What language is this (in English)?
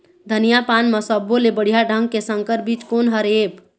Chhattisgarhi